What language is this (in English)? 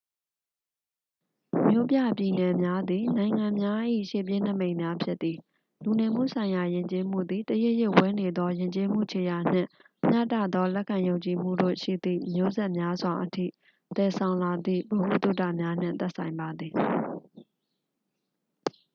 Burmese